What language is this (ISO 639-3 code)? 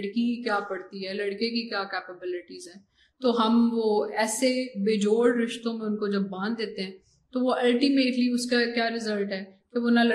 urd